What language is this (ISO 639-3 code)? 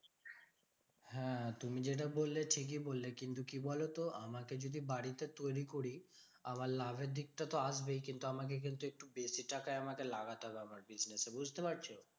ben